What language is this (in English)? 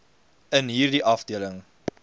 Afrikaans